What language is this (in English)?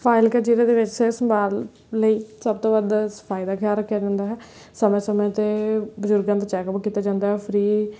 Punjabi